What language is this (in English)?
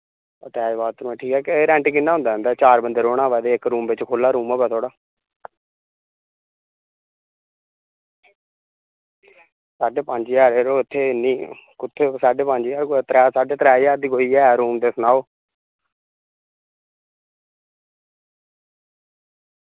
Dogri